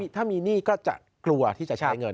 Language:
Thai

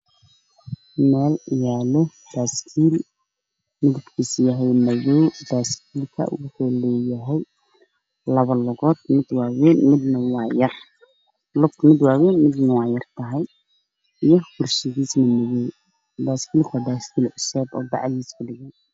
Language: Somali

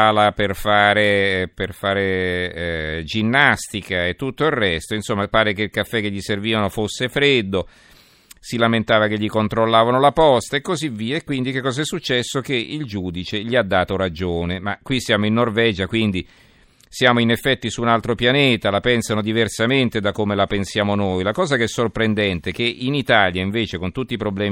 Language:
Italian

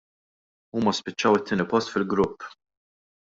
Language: Maltese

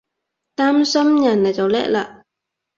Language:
Cantonese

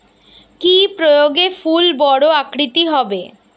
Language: Bangla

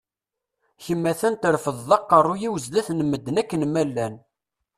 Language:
Kabyle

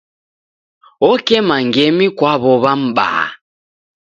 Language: Taita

